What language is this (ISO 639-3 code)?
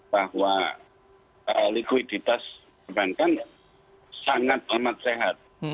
ind